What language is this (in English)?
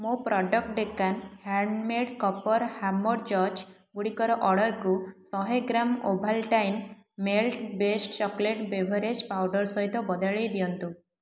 Odia